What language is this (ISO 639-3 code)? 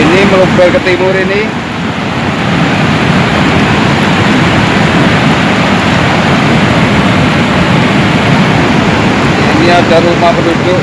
ind